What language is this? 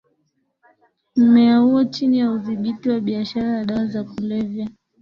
Swahili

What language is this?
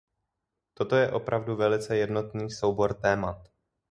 Czech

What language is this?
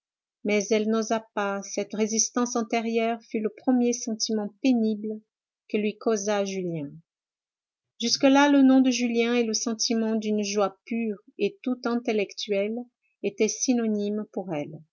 French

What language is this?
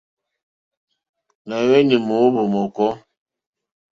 Mokpwe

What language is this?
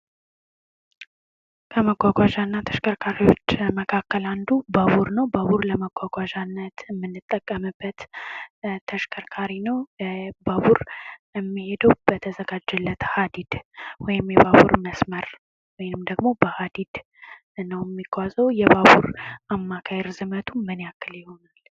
Amharic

